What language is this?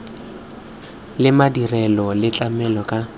Tswana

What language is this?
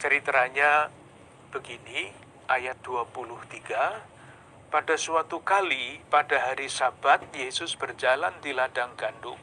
Indonesian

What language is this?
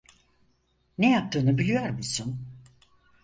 Turkish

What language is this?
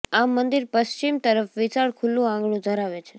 Gujarati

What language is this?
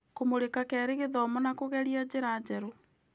Kikuyu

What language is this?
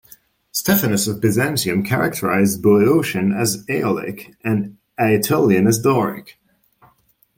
English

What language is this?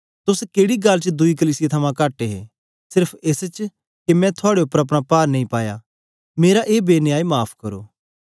Dogri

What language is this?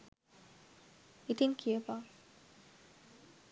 Sinhala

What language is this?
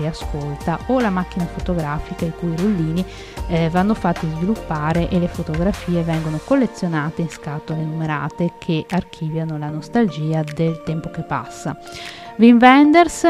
Italian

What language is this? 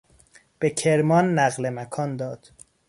Persian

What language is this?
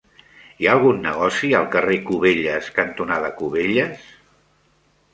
Catalan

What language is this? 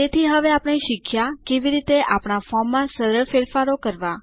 Gujarati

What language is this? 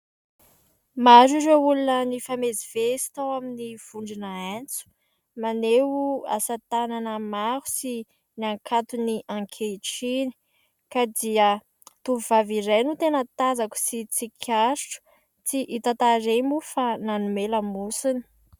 Malagasy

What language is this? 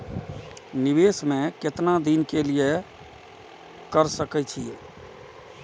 Maithili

